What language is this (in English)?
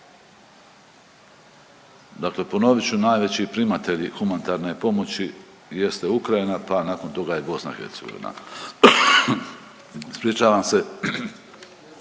Croatian